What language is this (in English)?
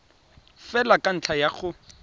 Tswana